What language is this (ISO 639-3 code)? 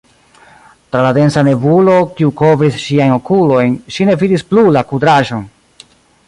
epo